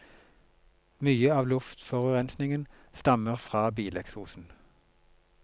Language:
Norwegian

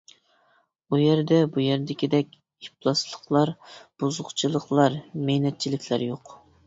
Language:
Uyghur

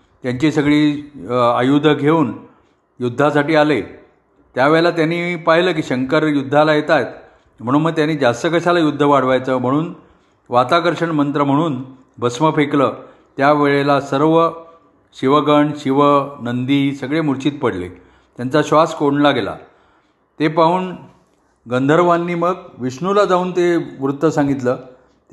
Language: Marathi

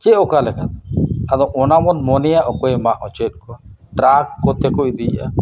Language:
Santali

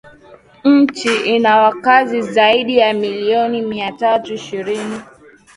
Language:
Swahili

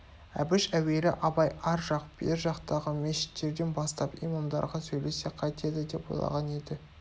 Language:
Kazakh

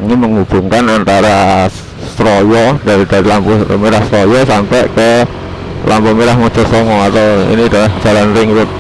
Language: Indonesian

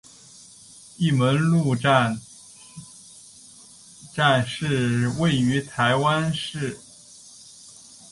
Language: Chinese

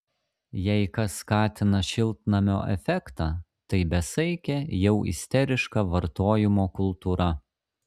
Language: Lithuanian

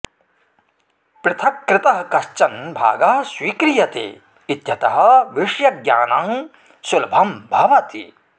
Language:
Sanskrit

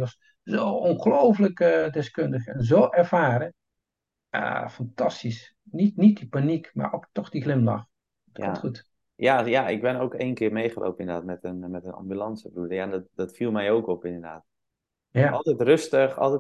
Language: Dutch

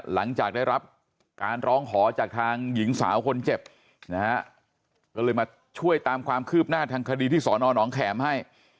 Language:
Thai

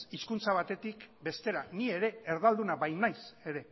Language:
Basque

